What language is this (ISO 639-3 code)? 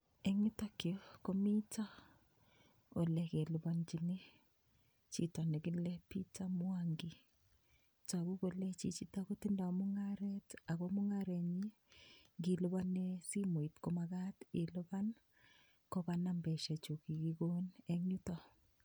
kln